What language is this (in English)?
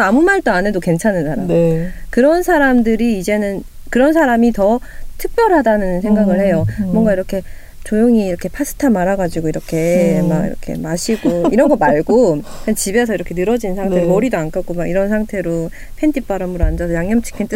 Korean